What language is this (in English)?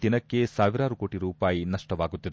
Kannada